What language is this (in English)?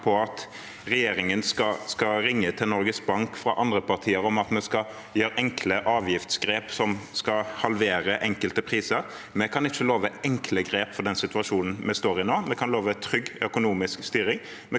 Norwegian